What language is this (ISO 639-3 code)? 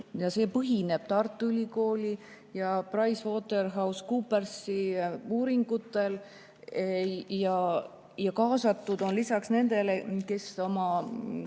est